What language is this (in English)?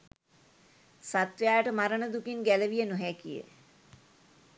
Sinhala